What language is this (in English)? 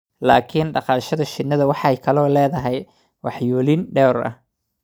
Somali